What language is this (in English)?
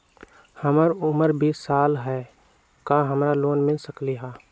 Magahi